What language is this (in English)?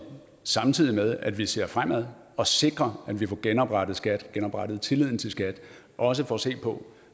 Danish